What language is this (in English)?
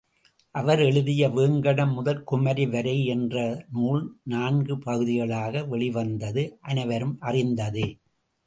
Tamil